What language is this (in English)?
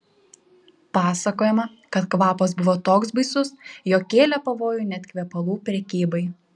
Lithuanian